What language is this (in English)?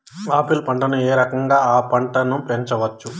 Telugu